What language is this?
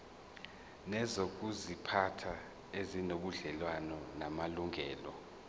Zulu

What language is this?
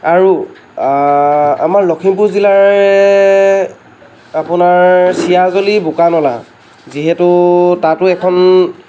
Assamese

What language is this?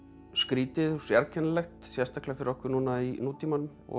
Icelandic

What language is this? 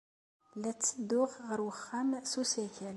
Kabyle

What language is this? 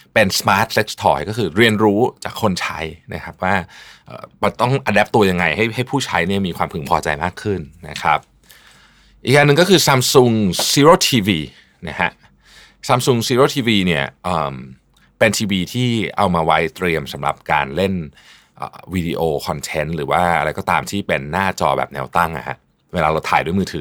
Thai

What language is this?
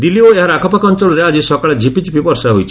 Odia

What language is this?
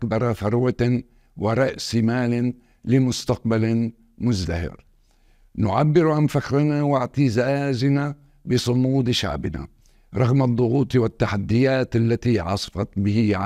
Arabic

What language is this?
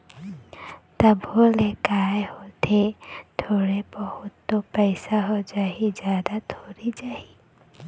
Chhattisgarhi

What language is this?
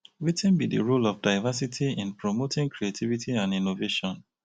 Nigerian Pidgin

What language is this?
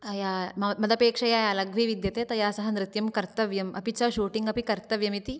Sanskrit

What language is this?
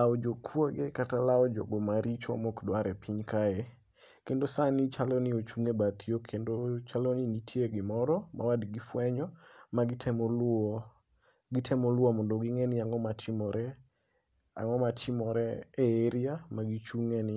Luo (Kenya and Tanzania)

